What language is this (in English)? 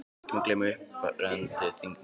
Icelandic